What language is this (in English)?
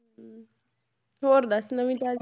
Punjabi